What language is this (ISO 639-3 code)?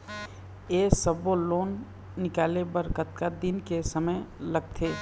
hne